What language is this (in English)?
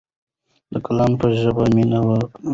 Pashto